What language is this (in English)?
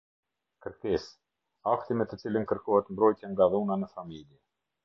Albanian